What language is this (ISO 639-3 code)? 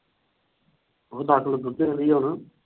pan